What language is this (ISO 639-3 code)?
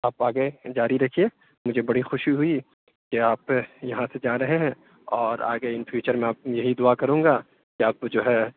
urd